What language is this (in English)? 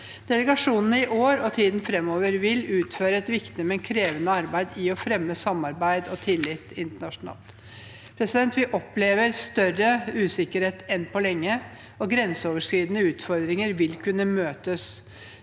Norwegian